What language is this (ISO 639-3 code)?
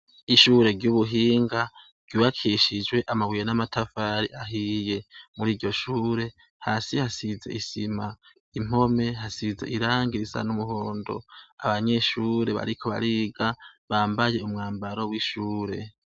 run